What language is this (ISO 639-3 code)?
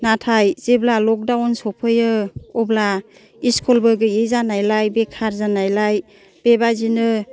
brx